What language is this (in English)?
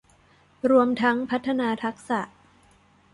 Thai